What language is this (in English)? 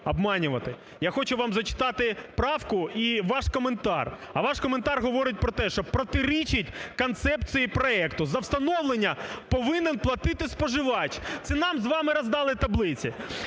Ukrainian